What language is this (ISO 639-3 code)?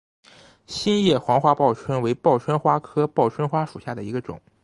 zho